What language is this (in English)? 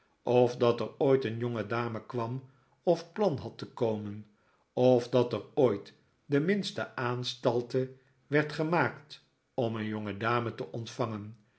Dutch